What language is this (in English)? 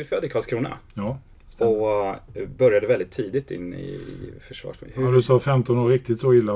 Swedish